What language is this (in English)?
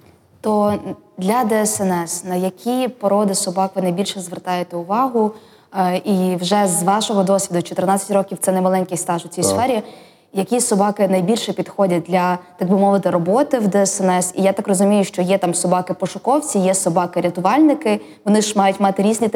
Ukrainian